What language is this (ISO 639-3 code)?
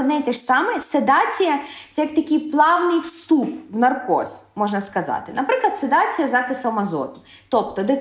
ukr